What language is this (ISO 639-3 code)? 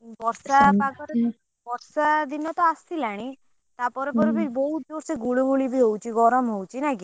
ori